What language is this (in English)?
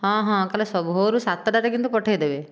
Odia